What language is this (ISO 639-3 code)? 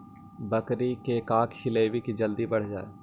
mag